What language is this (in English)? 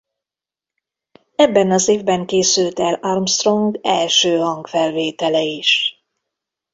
Hungarian